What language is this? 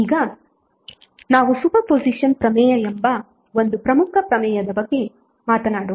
Kannada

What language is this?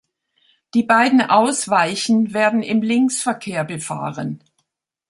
German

